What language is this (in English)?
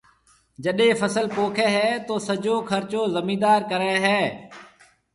Marwari (Pakistan)